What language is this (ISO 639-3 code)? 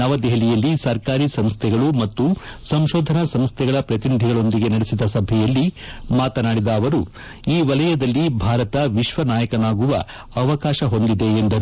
kan